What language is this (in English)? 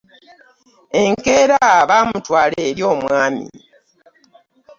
Ganda